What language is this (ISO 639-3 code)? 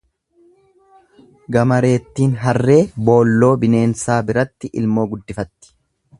orm